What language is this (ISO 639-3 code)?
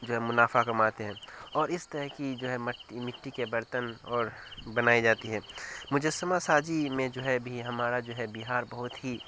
urd